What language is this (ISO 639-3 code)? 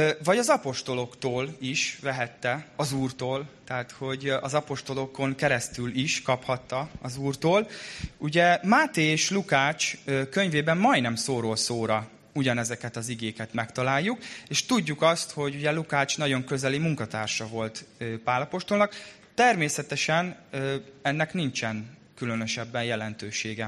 hun